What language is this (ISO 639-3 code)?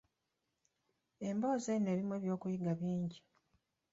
lug